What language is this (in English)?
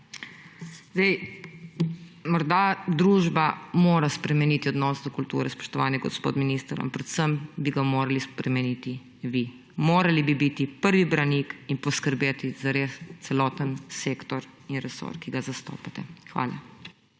Slovenian